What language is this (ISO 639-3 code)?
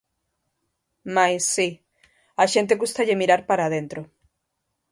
glg